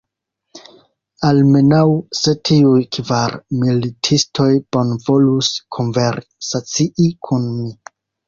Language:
Esperanto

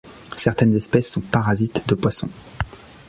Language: French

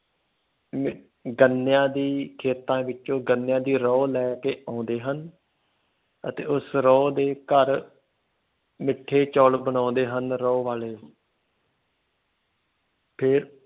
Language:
Punjabi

